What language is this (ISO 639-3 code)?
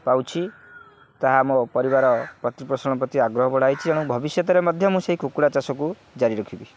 ori